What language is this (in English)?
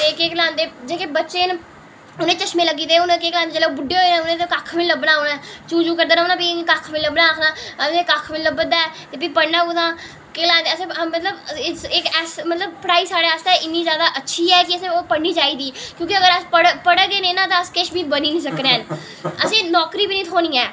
Dogri